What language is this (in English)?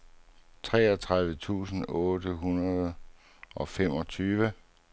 Danish